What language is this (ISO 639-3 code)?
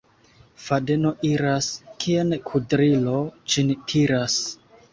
epo